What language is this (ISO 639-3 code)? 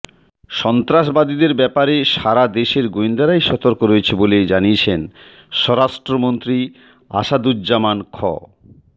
ben